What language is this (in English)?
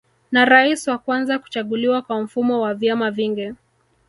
Swahili